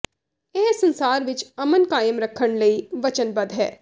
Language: Punjabi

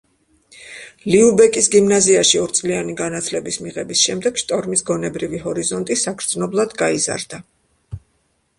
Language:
Georgian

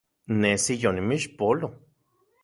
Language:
Central Puebla Nahuatl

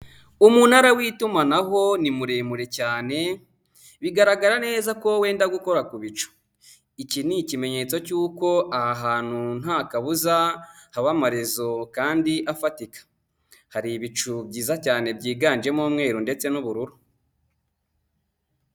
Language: Kinyarwanda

